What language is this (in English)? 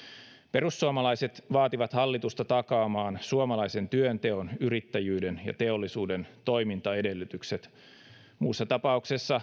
Finnish